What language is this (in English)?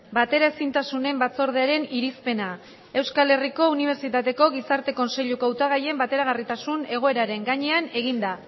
Basque